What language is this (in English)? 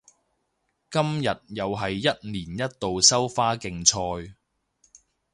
Cantonese